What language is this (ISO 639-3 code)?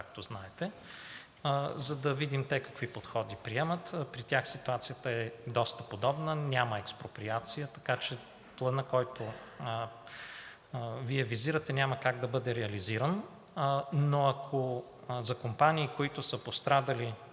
bul